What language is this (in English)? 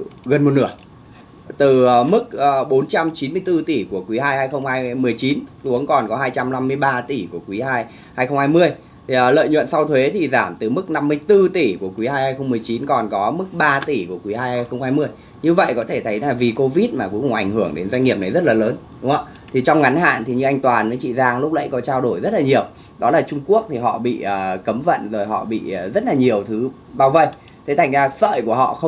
Vietnamese